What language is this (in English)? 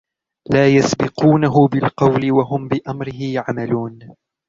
Arabic